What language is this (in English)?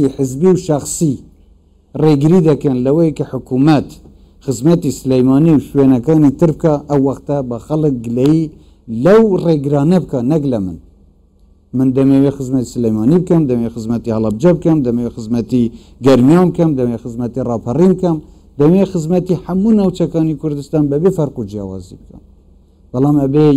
Arabic